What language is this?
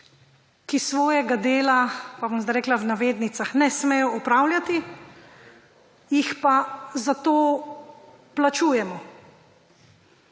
Slovenian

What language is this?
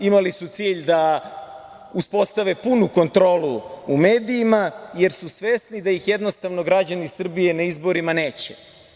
Serbian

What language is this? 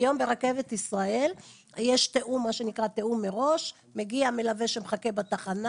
Hebrew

